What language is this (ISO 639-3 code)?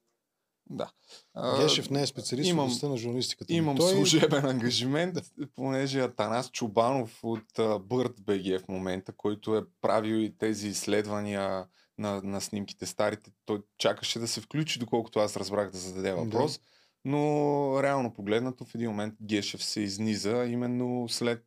bul